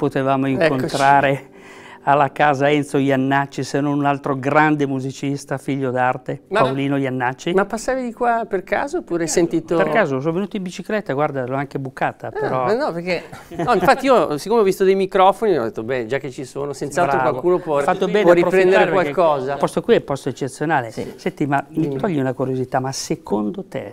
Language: Italian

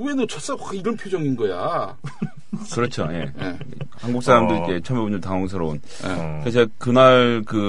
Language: Korean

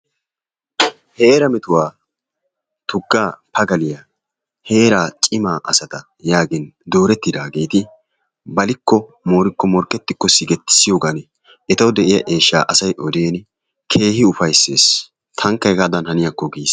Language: Wolaytta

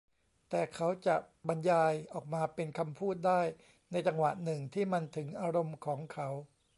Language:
Thai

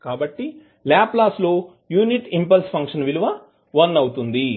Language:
Telugu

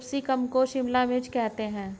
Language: Hindi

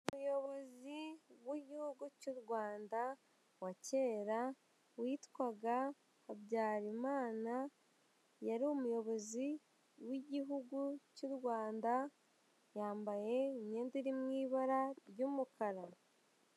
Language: Kinyarwanda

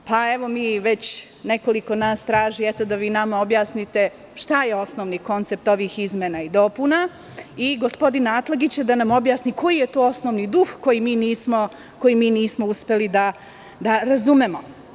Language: Serbian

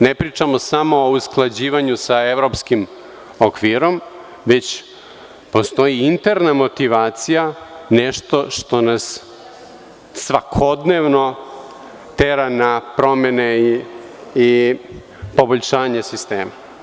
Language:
Serbian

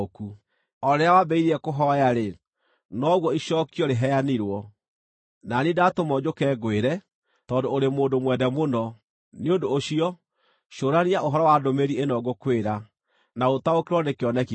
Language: Kikuyu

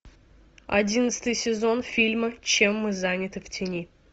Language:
Russian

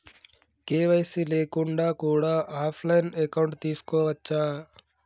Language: Telugu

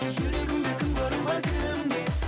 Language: Kazakh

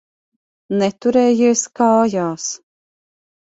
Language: Latvian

